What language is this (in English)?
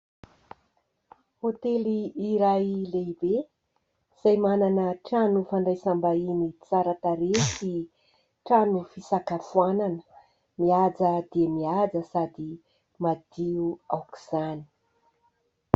Malagasy